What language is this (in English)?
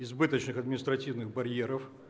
Russian